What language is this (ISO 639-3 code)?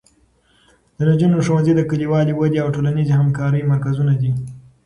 pus